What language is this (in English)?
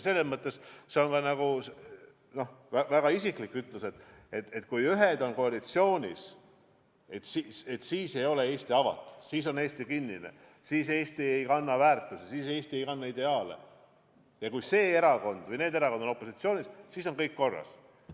Estonian